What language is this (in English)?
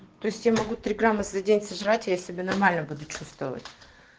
Russian